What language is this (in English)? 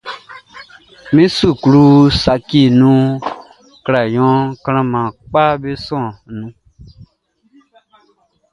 Baoulé